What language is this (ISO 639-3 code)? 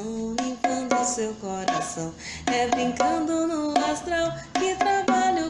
spa